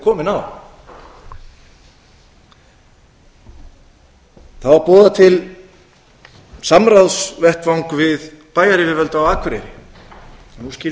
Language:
Icelandic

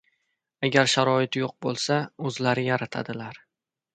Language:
Uzbek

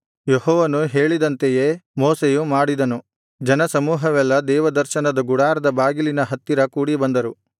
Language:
Kannada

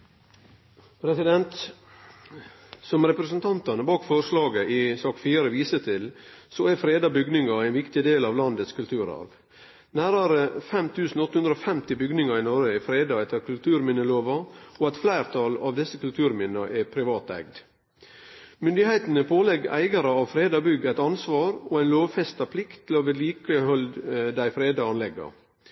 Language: Norwegian Nynorsk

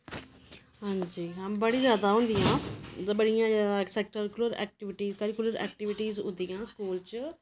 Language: Dogri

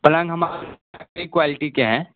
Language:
Urdu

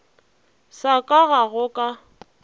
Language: Northern Sotho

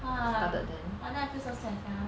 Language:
English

